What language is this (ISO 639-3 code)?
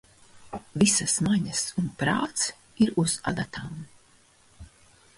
lav